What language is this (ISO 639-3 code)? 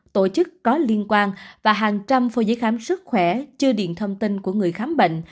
vie